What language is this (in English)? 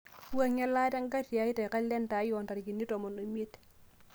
Masai